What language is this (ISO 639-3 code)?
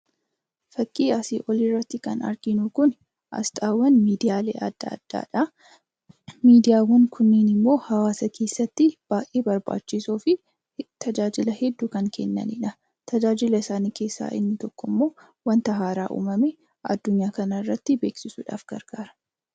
orm